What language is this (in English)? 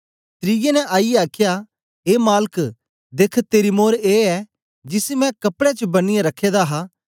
Dogri